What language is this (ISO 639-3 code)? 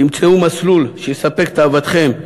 heb